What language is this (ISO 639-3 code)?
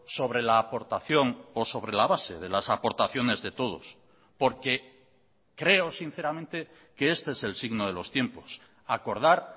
spa